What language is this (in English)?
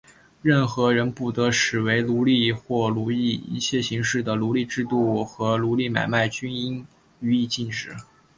Chinese